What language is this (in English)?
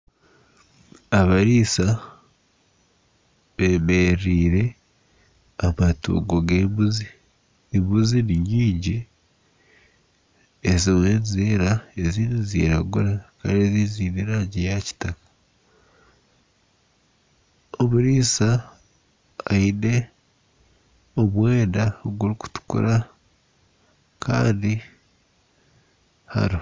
Nyankole